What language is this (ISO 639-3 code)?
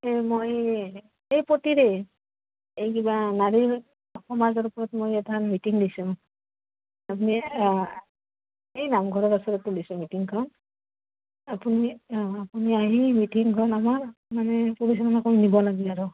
asm